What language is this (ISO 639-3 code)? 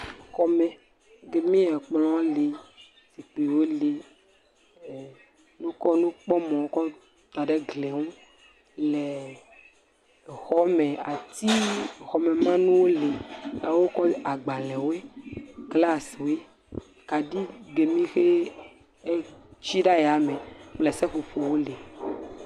ewe